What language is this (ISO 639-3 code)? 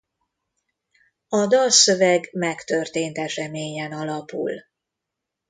hun